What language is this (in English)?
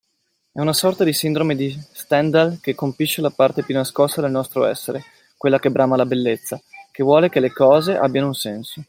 Italian